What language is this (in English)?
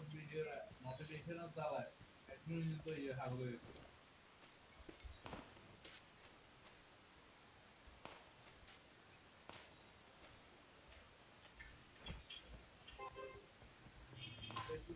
Vietnamese